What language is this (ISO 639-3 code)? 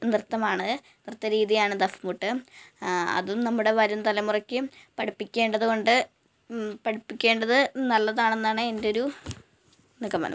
mal